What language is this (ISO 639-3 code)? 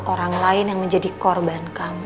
ind